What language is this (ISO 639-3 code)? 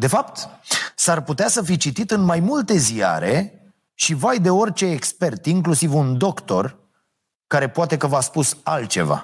ron